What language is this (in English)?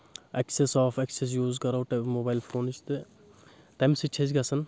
Kashmiri